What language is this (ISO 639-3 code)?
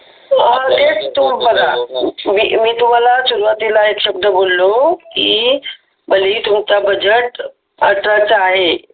mar